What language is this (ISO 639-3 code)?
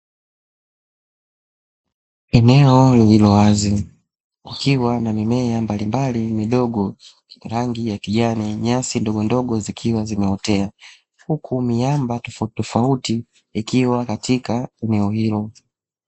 swa